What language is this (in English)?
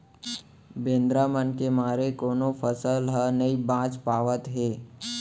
Chhattisgarhi